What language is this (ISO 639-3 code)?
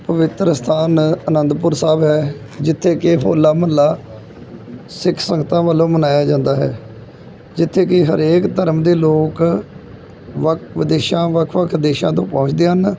pan